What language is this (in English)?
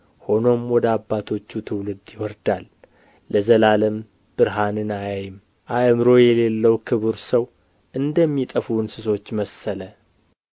Amharic